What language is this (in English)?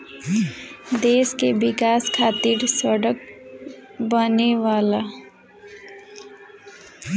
Bhojpuri